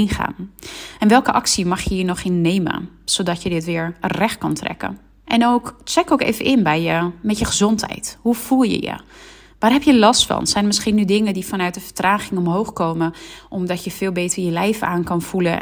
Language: Dutch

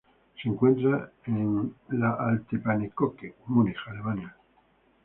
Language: Spanish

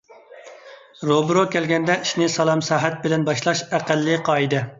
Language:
Uyghur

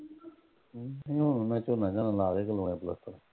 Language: Punjabi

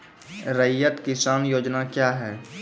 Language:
Maithili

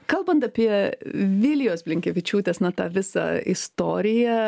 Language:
Lithuanian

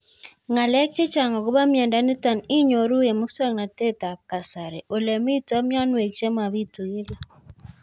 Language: Kalenjin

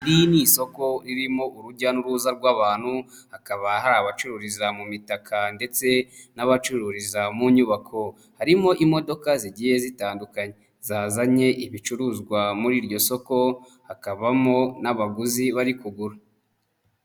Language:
Kinyarwanda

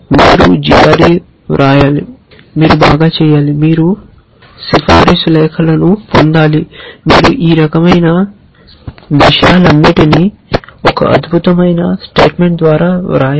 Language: Telugu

